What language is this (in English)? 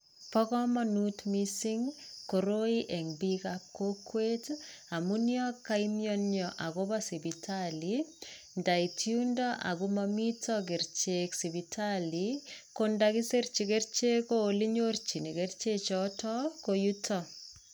Kalenjin